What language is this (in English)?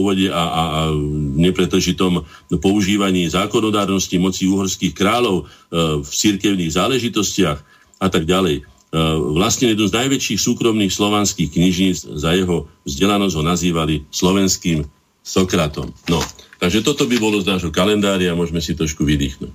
Slovak